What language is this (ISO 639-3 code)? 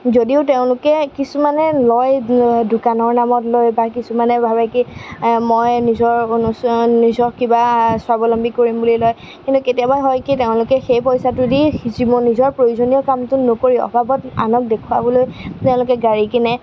asm